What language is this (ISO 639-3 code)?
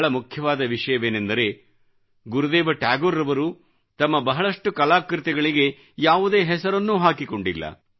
kan